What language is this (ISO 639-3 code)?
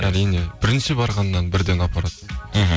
kaz